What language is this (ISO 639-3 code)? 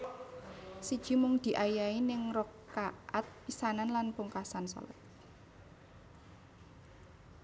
jav